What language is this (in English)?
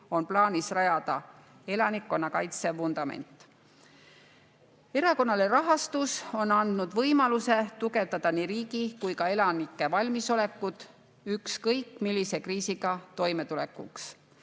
Estonian